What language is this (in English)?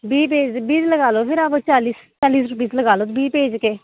Dogri